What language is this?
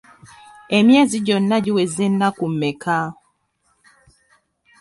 Ganda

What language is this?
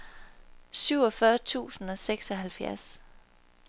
Danish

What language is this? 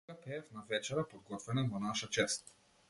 Macedonian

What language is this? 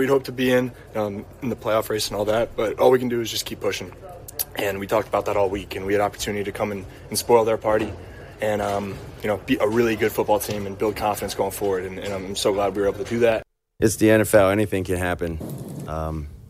English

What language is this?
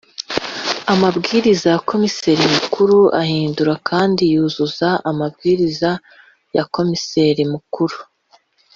Kinyarwanda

